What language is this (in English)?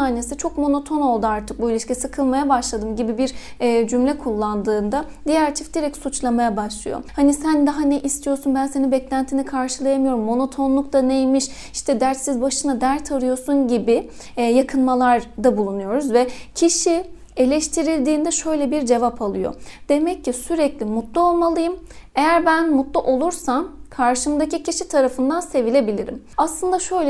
Turkish